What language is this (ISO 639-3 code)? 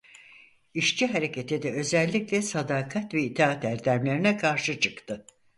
tur